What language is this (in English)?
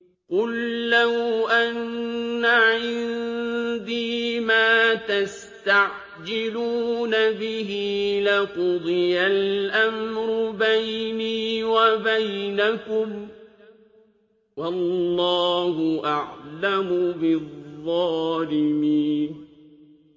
Arabic